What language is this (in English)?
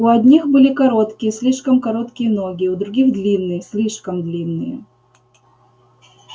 Russian